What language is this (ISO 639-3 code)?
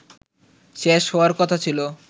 ben